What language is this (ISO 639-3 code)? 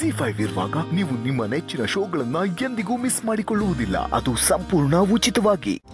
ron